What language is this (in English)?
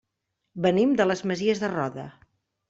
Catalan